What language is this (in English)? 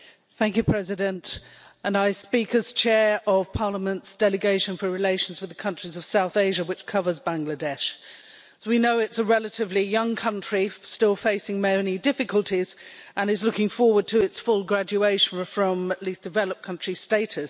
English